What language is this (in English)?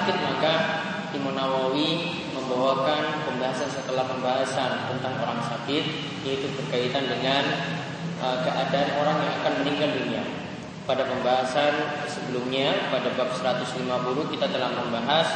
Indonesian